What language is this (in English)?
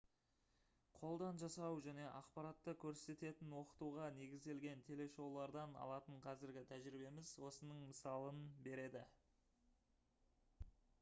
Kazakh